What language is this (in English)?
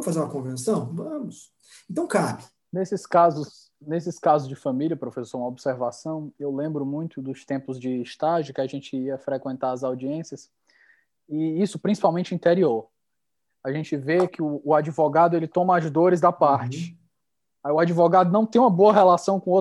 Portuguese